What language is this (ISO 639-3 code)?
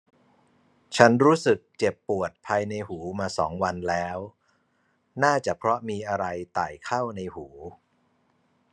tha